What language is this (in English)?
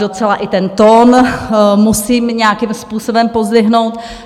Czech